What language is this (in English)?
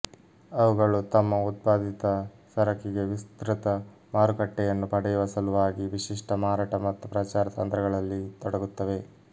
Kannada